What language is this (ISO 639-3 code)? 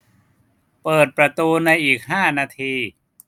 tha